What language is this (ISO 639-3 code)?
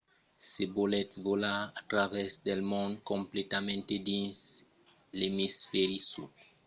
oci